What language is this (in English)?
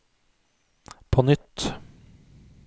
Norwegian